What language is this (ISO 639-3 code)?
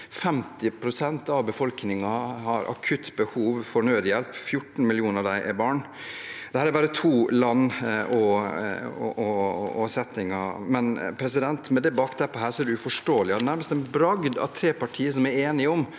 nor